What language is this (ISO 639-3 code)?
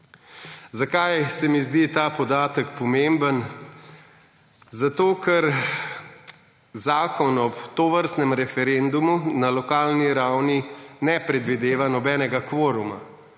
slv